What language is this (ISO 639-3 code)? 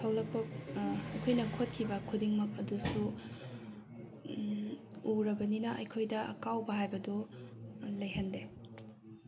mni